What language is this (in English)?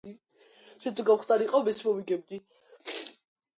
Georgian